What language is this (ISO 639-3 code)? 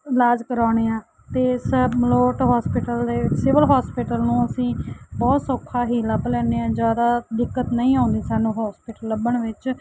pan